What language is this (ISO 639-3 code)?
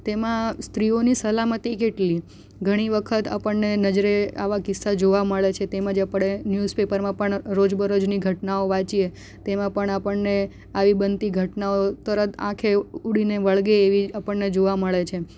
guj